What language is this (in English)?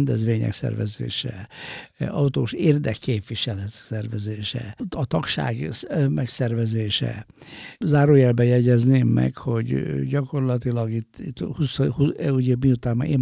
Hungarian